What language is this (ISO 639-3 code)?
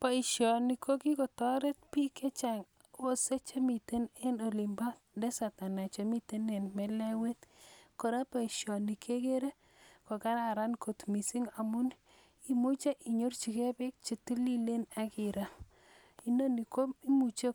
kln